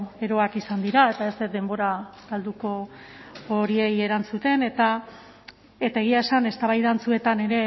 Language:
Basque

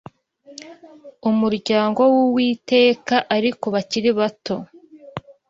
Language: Kinyarwanda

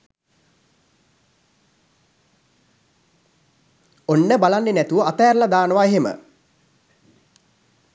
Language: Sinhala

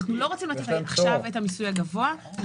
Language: Hebrew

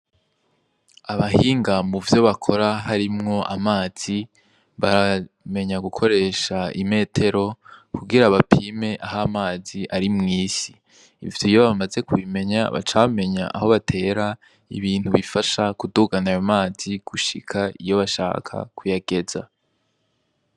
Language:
Rundi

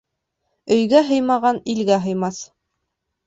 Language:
Bashkir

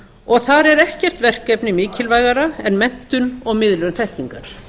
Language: Icelandic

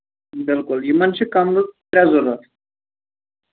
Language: Kashmiri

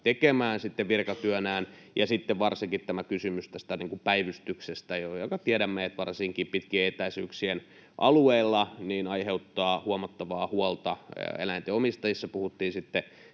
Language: Finnish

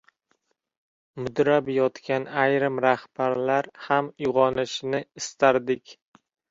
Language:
Uzbek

